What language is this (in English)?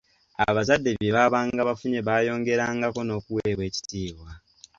Ganda